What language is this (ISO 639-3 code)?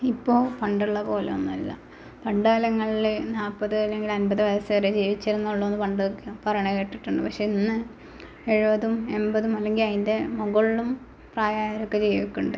mal